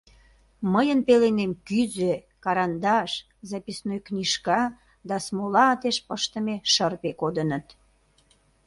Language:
Mari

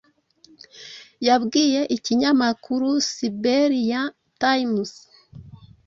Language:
Kinyarwanda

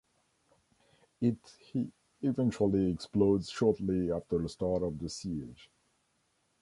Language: English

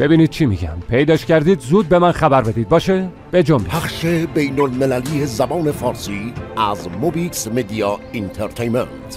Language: Persian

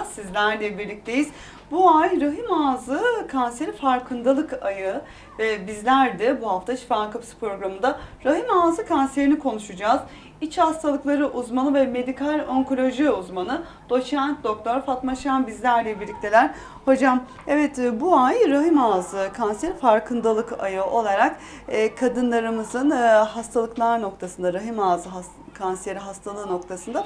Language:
Turkish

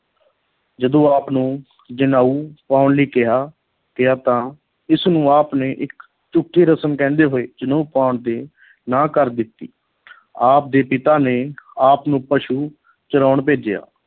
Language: Punjabi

